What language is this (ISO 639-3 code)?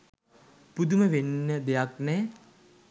sin